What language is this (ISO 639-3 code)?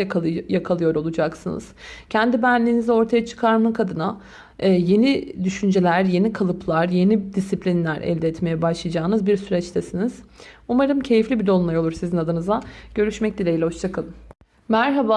tur